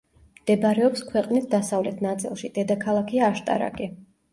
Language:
Georgian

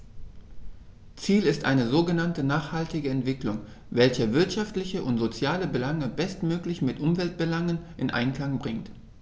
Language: German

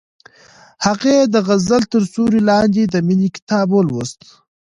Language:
Pashto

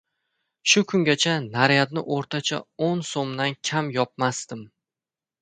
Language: Uzbek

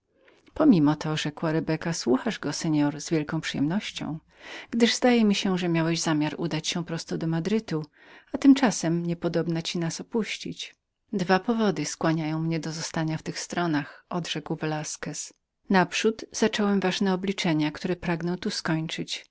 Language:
Polish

